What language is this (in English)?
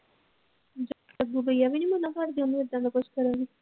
Punjabi